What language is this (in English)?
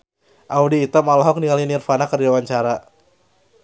Sundanese